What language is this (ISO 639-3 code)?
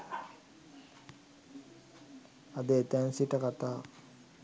sin